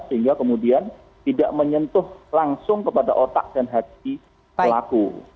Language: Indonesian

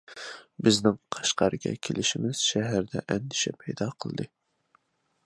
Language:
Uyghur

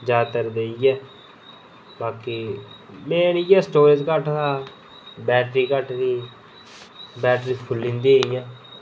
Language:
Dogri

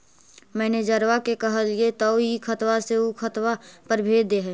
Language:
Magahi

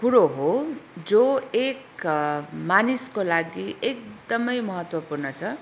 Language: Nepali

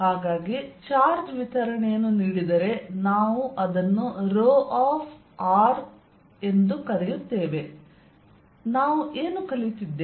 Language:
Kannada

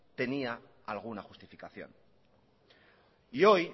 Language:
Spanish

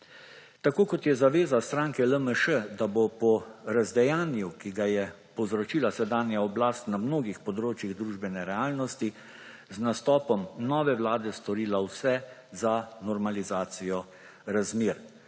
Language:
Slovenian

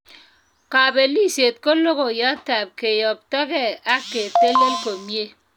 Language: Kalenjin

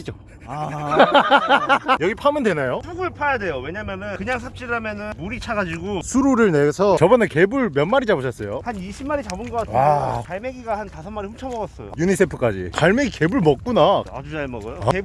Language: Korean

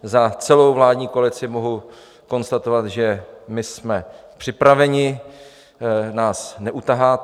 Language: Czech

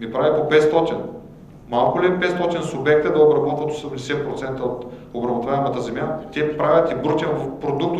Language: Bulgarian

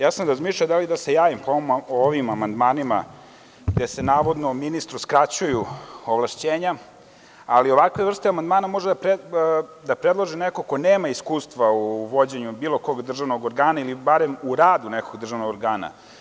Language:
Serbian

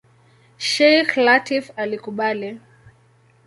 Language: Swahili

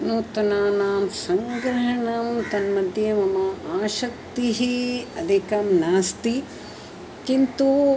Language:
Sanskrit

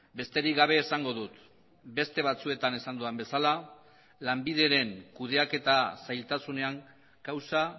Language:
Basque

